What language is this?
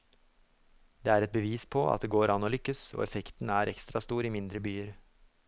Norwegian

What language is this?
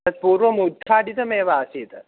Sanskrit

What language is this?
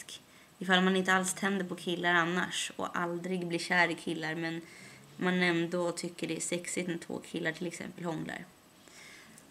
Swedish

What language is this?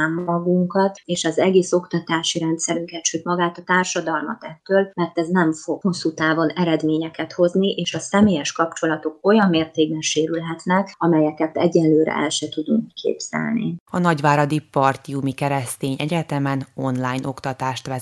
Hungarian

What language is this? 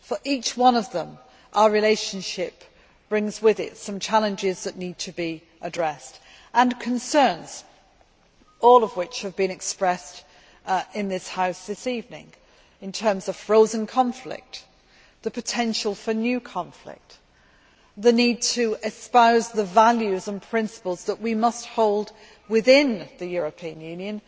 English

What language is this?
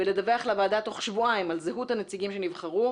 Hebrew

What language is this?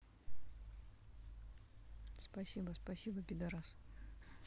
Russian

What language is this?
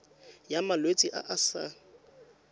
Tswana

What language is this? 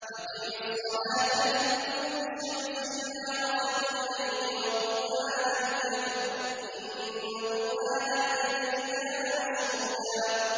Arabic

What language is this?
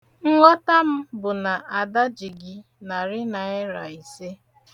Igbo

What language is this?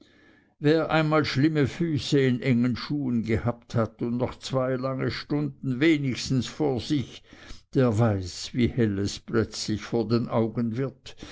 German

